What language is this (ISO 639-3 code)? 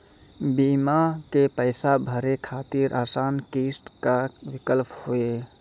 mai